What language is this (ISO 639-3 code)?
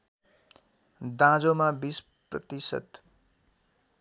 nep